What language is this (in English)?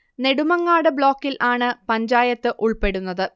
Malayalam